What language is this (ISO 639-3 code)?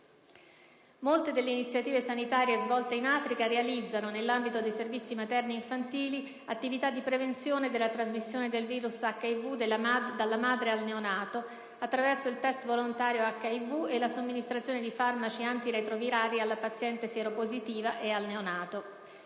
ita